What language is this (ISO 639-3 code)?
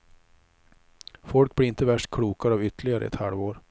swe